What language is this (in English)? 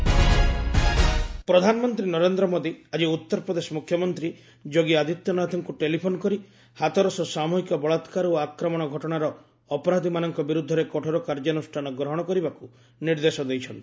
Odia